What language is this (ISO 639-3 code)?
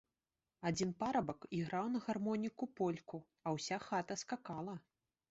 bel